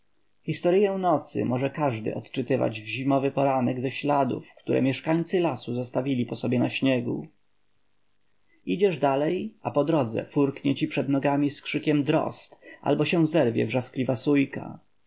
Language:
Polish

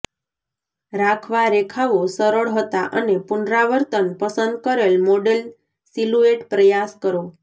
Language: Gujarati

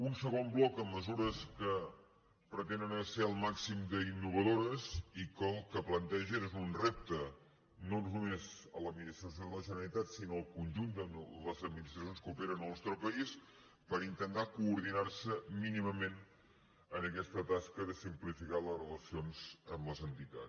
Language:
Catalan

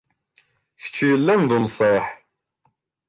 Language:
Kabyle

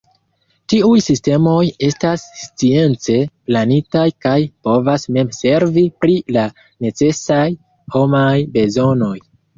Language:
Esperanto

